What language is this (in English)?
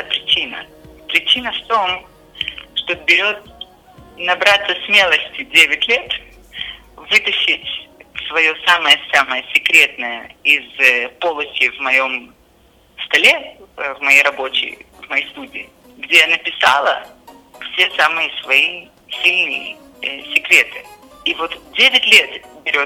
Russian